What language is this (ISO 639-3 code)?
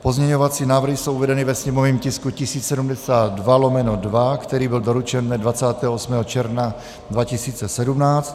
ces